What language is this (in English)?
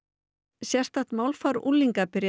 Icelandic